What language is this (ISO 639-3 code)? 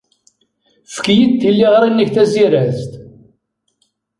kab